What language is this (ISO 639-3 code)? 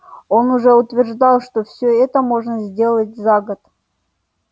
rus